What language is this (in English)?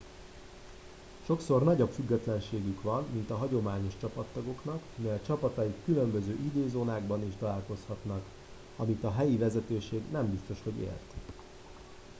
Hungarian